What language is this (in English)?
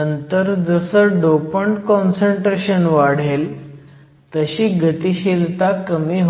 Marathi